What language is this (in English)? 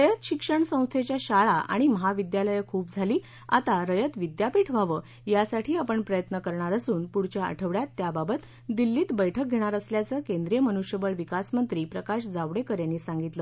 Marathi